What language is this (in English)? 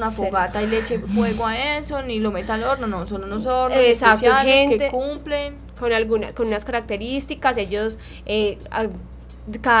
Spanish